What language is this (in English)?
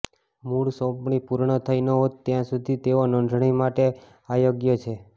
Gujarati